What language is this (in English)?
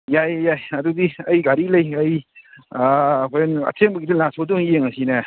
Manipuri